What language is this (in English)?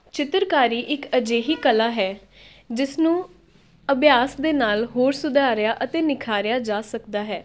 Punjabi